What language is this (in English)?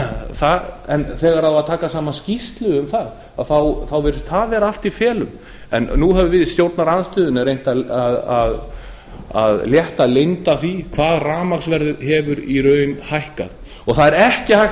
Icelandic